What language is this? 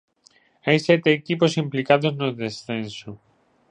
Galician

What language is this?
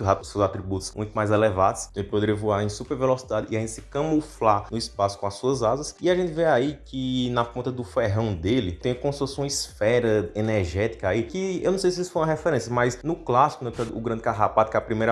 Portuguese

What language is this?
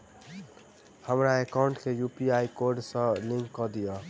Maithili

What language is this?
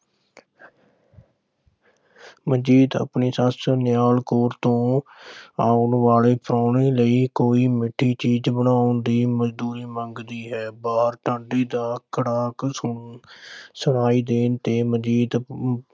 Punjabi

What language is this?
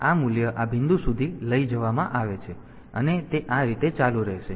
Gujarati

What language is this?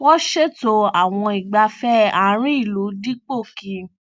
Yoruba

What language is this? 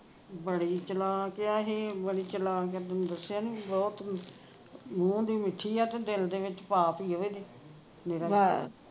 Punjabi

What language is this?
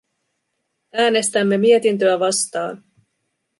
Finnish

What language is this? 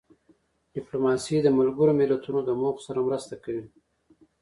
Pashto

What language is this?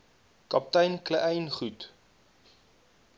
Afrikaans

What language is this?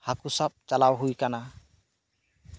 Santali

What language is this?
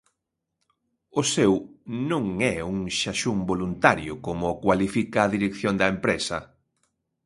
Galician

